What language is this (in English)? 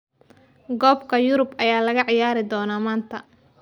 Somali